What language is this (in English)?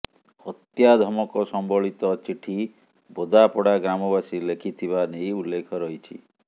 Odia